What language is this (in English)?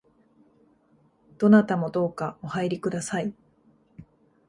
Japanese